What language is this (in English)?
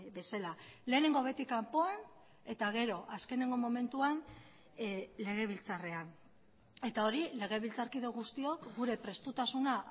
Basque